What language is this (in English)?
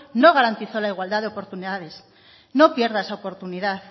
Spanish